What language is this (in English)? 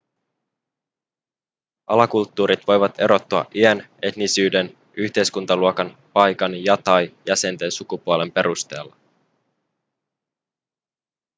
Finnish